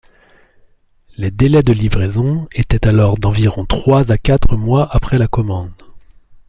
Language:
French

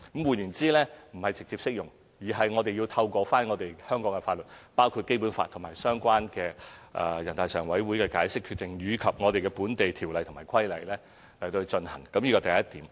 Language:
Cantonese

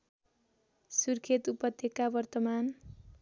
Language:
Nepali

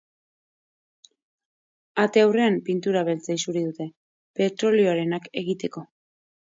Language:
Basque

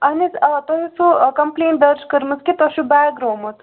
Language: Kashmiri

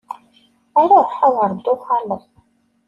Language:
Kabyle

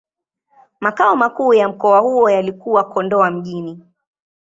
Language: Swahili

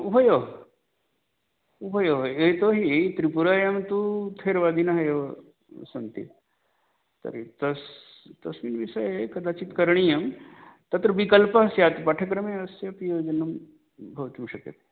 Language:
Sanskrit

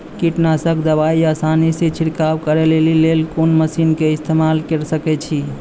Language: Maithili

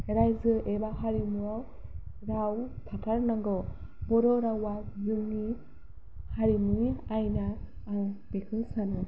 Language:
Bodo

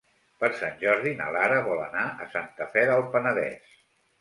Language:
Catalan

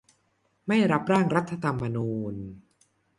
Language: Thai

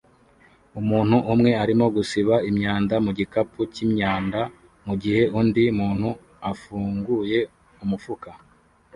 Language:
Kinyarwanda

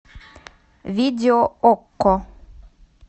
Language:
Russian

